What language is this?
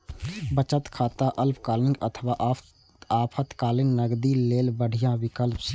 Maithili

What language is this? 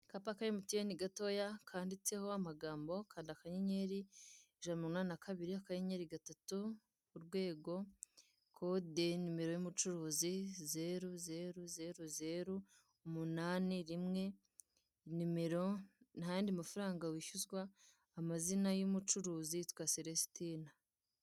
Kinyarwanda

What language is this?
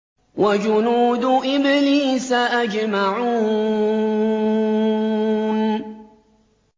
Arabic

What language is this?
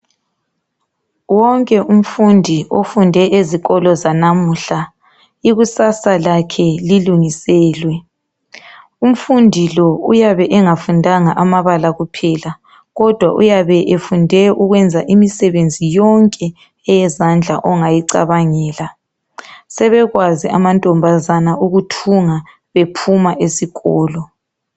North Ndebele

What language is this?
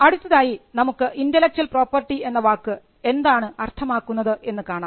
Malayalam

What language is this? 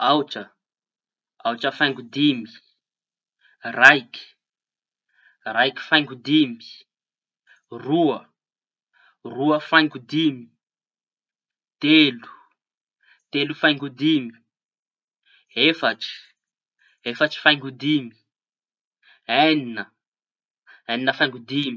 Tanosy Malagasy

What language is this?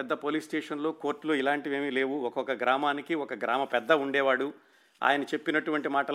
Telugu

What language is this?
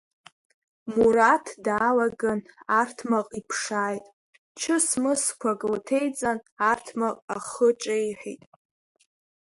Abkhazian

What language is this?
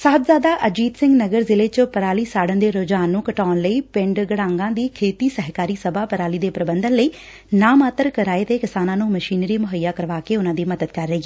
Punjabi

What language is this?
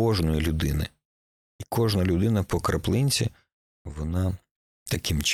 Ukrainian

